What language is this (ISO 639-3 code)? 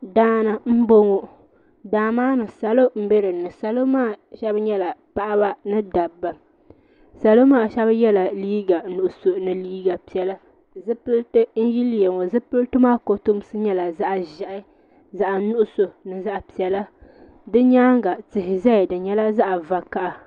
dag